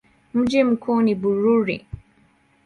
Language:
Swahili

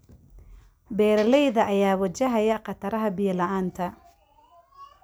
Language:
Somali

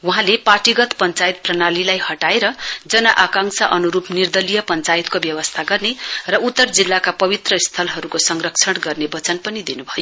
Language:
Nepali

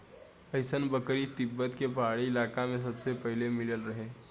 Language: Bhojpuri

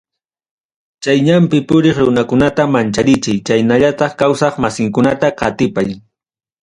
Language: Ayacucho Quechua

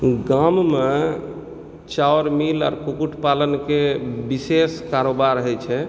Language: Maithili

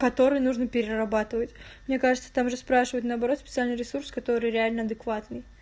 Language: Russian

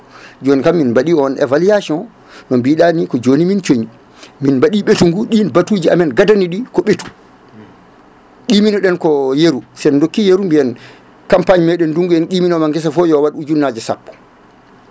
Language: Fula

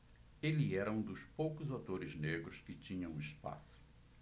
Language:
Portuguese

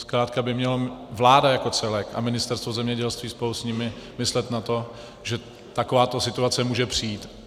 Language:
Czech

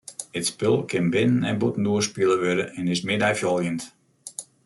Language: Western Frisian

